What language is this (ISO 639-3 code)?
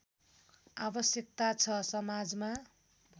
nep